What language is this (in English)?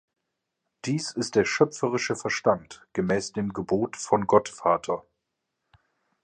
German